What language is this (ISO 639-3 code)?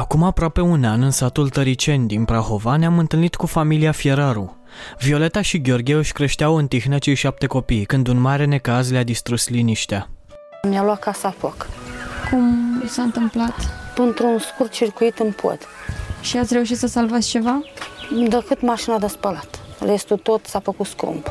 ron